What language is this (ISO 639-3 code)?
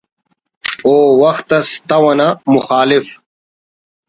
brh